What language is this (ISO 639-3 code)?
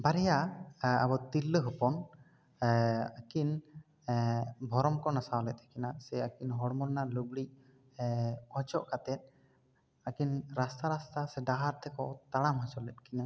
sat